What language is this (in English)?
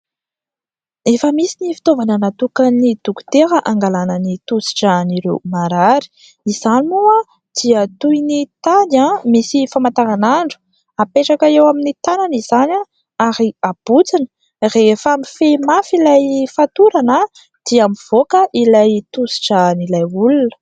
Malagasy